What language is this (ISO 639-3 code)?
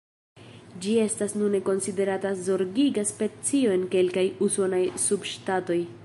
epo